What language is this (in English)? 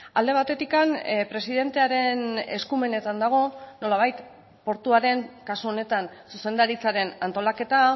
Basque